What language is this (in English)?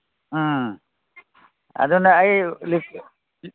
Manipuri